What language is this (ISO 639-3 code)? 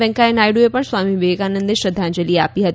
guj